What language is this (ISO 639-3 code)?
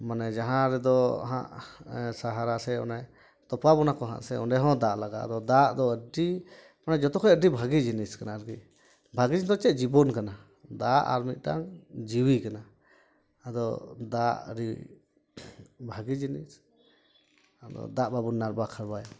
sat